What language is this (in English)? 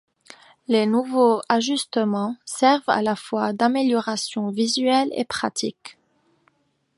French